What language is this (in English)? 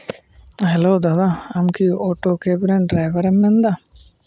Santali